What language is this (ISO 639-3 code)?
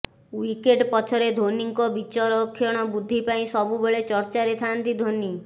ori